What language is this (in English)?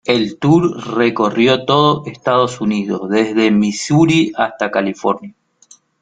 Spanish